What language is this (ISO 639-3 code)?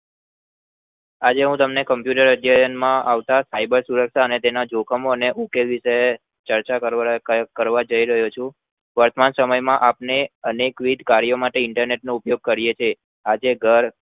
guj